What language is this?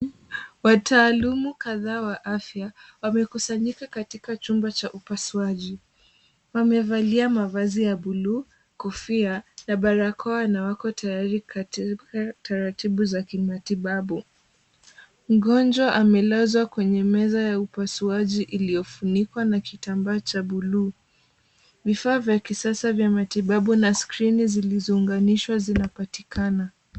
Swahili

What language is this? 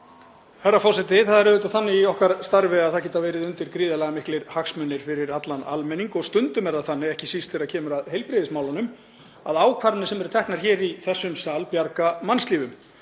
Icelandic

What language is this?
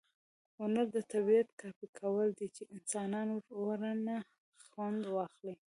Pashto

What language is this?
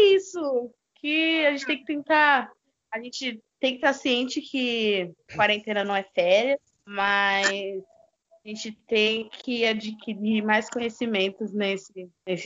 Portuguese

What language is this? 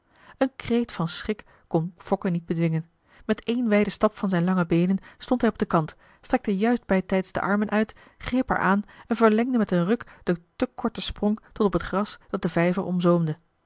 Dutch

